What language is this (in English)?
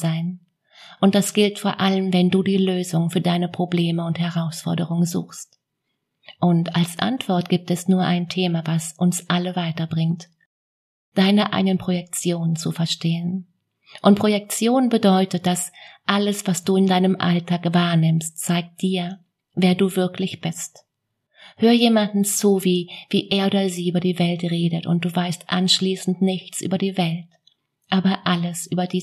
German